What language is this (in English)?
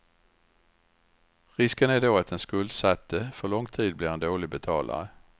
Swedish